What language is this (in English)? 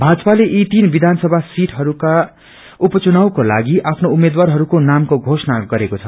Nepali